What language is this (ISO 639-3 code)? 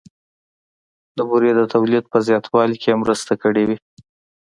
pus